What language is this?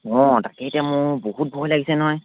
Assamese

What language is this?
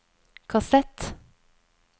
Norwegian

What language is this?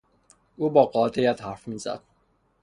Persian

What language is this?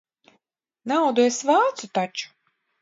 Latvian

